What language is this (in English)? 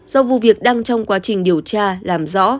Vietnamese